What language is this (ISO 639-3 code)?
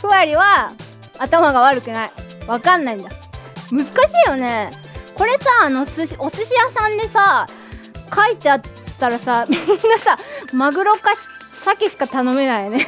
jpn